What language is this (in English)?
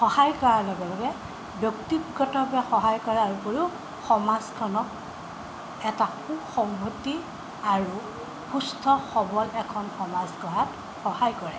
Assamese